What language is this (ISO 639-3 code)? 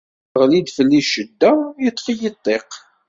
kab